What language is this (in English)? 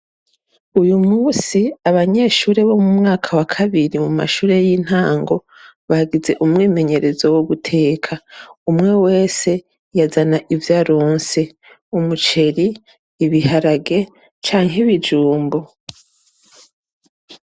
Rundi